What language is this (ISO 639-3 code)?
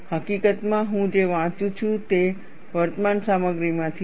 guj